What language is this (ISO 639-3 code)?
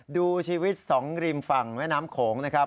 tha